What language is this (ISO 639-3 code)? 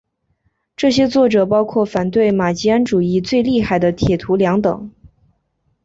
zho